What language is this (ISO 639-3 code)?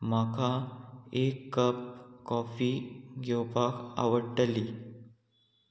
kok